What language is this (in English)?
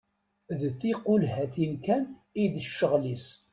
Kabyle